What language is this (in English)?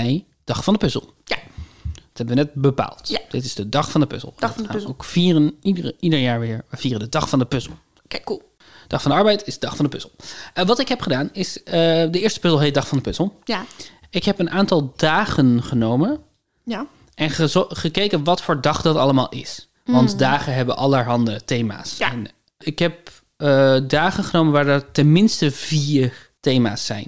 Dutch